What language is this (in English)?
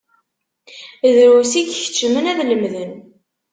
Kabyle